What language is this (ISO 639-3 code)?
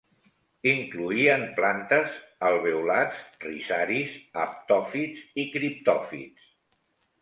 cat